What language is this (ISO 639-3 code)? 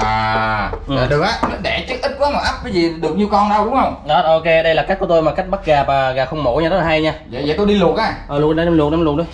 vie